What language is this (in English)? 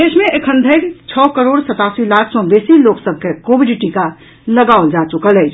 Maithili